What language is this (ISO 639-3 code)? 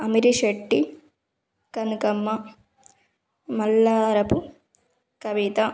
tel